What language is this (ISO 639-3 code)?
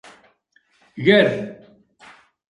kab